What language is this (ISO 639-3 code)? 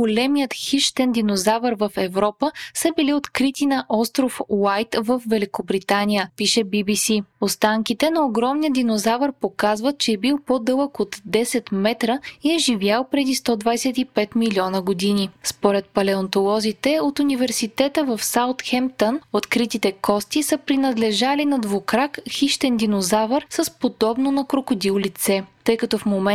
bul